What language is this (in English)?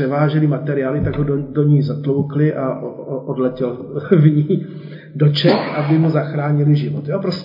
Czech